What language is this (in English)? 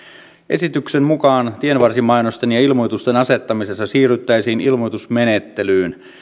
Finnish